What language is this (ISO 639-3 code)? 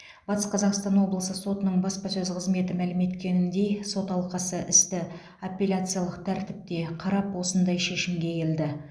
kaz